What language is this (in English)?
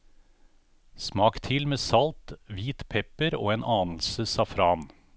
Norwegian